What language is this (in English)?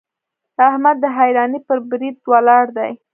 Pashto